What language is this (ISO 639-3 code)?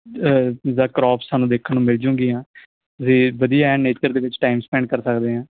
pan